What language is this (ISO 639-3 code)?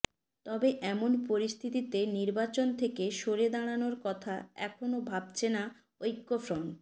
ben